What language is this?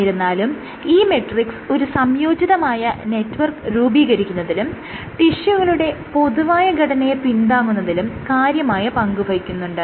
Malayalam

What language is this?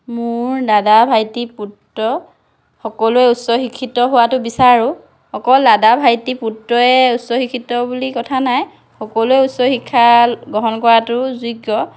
Assamese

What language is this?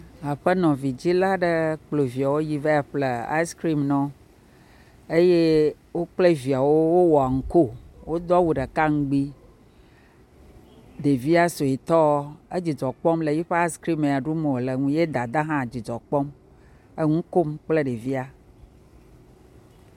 Ewe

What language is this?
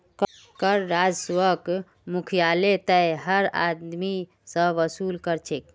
Magahi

